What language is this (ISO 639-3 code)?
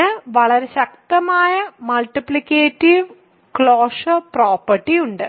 mal